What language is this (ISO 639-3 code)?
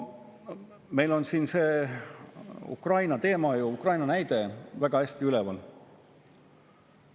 est